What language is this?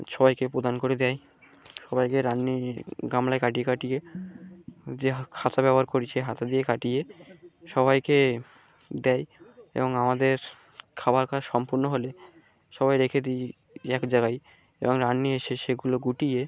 Bangla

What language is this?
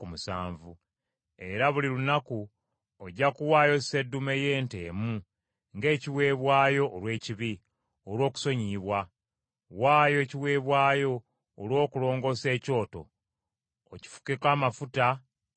Ganda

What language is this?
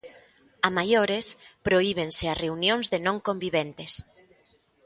Galician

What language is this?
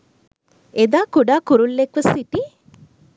Sinhala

